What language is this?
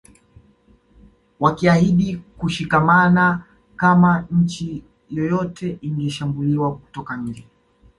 Swahili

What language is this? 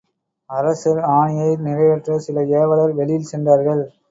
Tamil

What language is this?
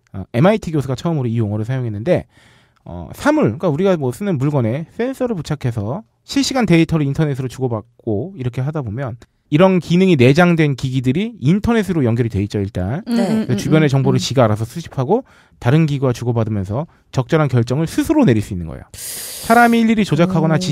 Korean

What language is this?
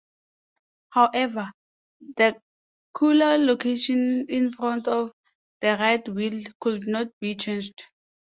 English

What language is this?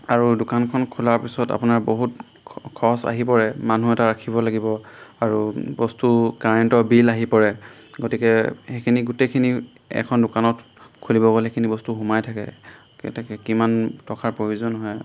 Assamese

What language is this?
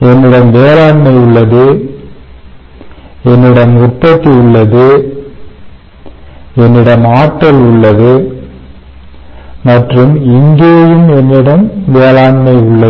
Tamil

